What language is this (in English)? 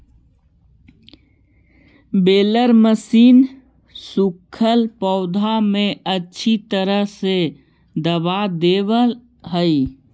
Magahi